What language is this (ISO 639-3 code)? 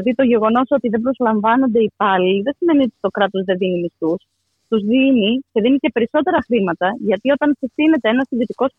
ell